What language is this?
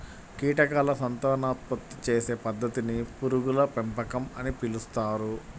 Telugu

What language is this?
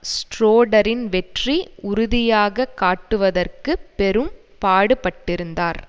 Tamil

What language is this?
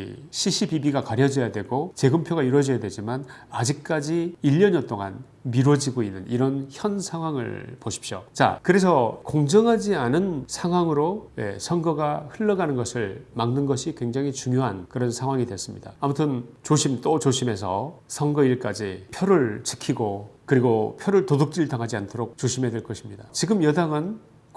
Korean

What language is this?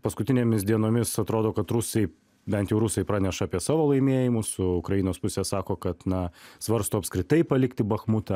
Lithuanian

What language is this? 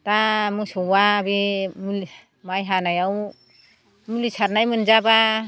Bodo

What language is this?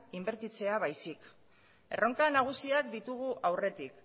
Basque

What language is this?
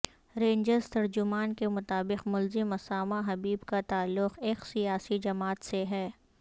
Urdu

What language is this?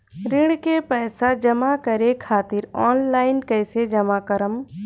Bhojpuri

